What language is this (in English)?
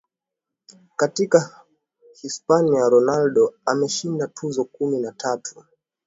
Swahili